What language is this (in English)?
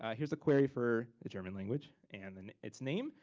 English